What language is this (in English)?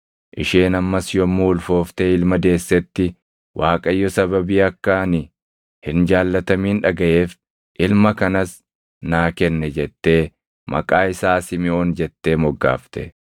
Oromo